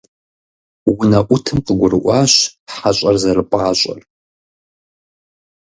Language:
Kabardian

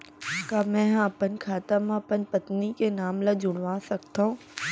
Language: Chhattisgarhi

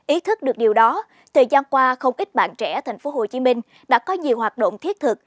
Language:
Vietnamese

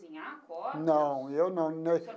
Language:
Portuguese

